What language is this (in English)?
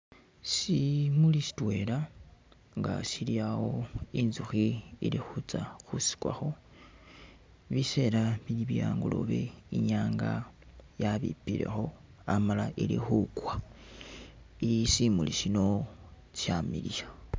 Masaaba